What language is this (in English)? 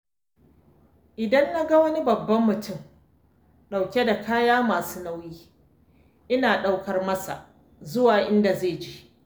Hausa